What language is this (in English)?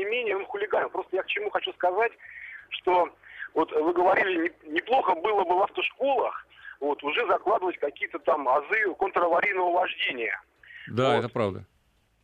Russian